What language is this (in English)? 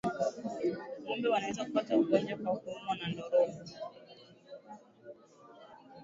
Swahili